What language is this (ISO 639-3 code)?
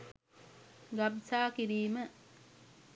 sin